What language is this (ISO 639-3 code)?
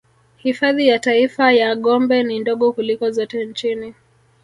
swa